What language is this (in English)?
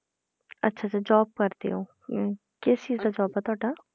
Punjabi